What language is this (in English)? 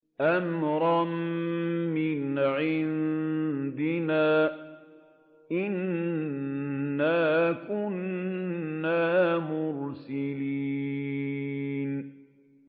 Arabic